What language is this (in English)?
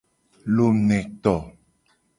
Gen